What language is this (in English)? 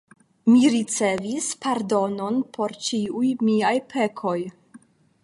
Esperanto